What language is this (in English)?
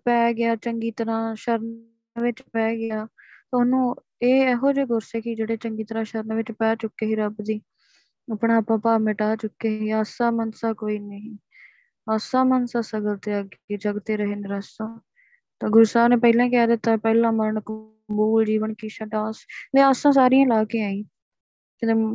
Punjabi